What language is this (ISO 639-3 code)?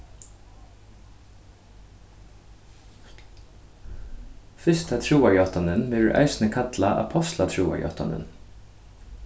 fao